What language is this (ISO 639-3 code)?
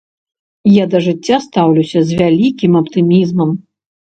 bel